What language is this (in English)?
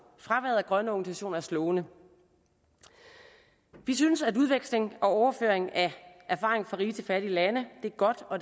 Danish